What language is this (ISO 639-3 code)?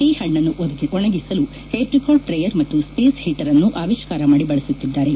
kan